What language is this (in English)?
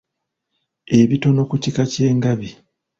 Ganda